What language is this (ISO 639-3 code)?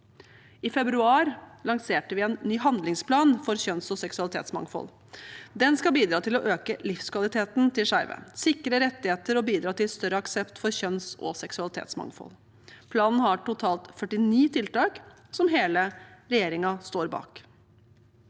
nor